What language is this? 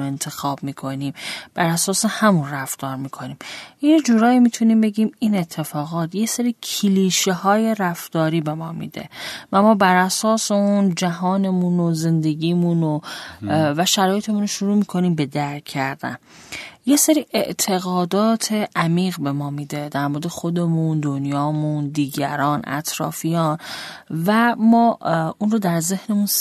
Persian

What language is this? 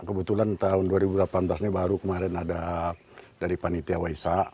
Indonesian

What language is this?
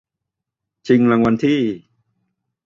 Thai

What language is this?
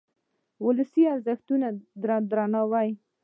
Pashto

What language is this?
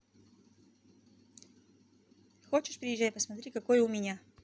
Russian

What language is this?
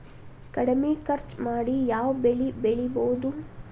Kannada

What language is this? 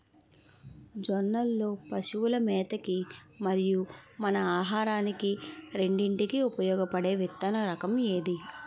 Telugu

